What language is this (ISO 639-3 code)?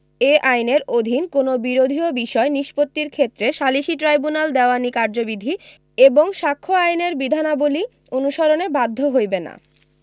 ben